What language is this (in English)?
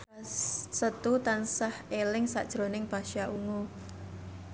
Javanese